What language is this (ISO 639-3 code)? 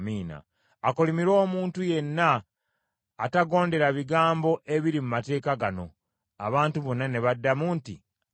lug